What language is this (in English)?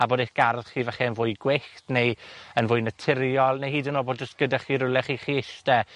Welsh